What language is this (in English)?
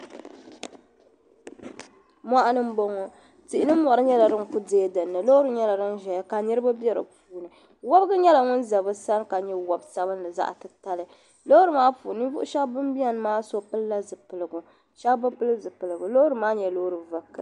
Dagbani